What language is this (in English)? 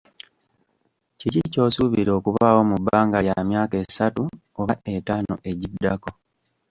Ganda